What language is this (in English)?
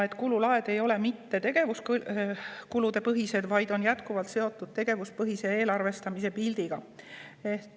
Estonian